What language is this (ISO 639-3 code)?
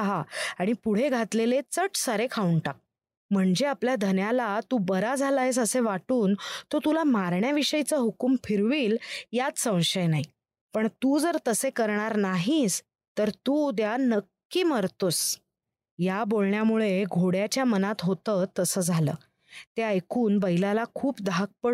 mar